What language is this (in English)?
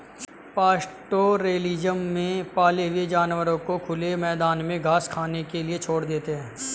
Hindi